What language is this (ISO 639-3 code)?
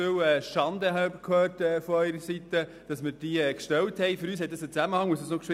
gsw